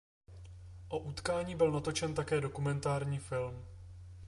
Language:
Czech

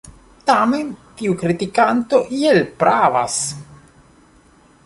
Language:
Esperanto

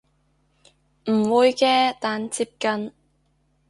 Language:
Cantonese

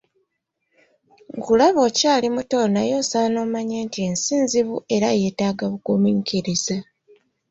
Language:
Ganda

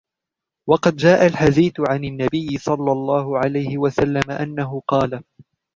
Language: Arabic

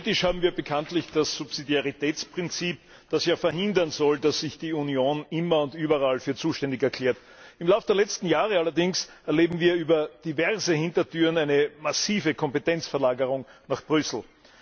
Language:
German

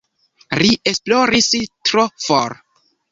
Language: Esperanto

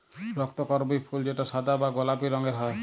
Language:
Bangla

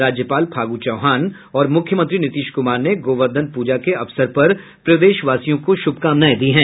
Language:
Hindi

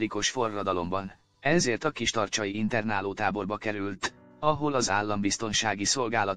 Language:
Hungarian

